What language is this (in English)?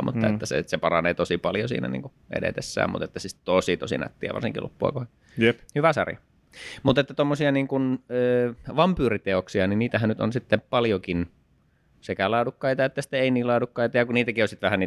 Finnish